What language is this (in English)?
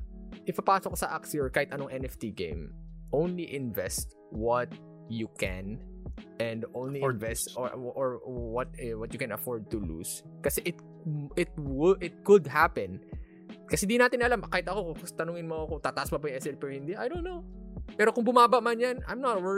Filipino